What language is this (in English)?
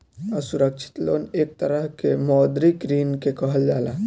Bhojpuri